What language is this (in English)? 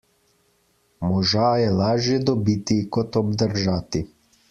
Slovenian